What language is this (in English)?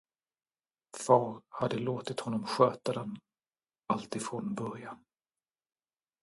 Swedish